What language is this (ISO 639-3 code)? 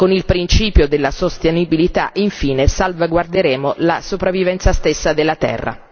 ita